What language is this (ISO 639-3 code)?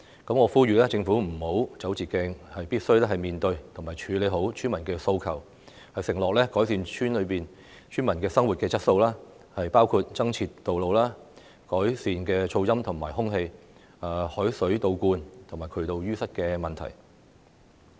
yue